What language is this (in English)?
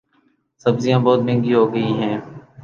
Urdu